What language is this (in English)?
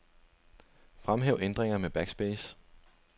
Danish